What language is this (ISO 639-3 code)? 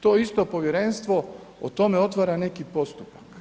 hrv